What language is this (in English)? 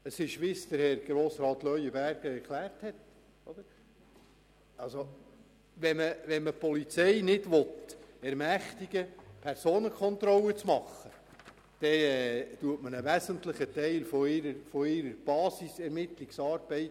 Swiss German